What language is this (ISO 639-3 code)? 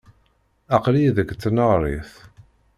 kab